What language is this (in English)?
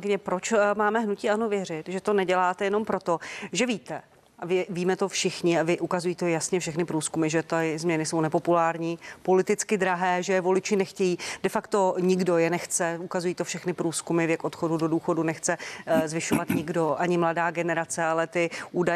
Czech